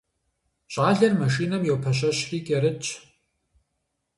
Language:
Kabardian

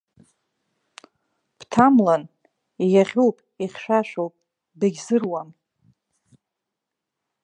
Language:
Abkhazian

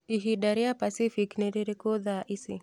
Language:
Kikuyu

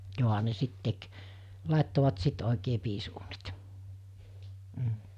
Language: Finnish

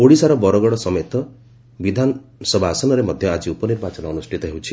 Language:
Odia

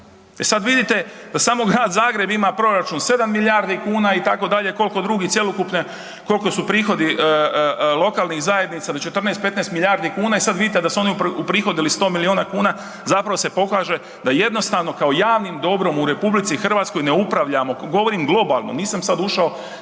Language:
Croatian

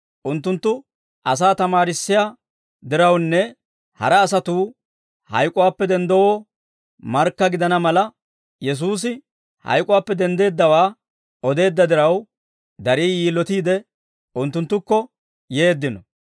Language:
Dawro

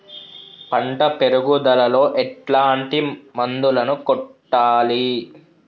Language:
Telugu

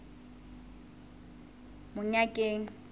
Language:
Southern Sotho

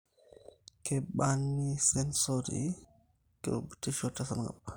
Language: Masai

